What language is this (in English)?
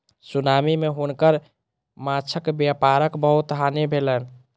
Maithili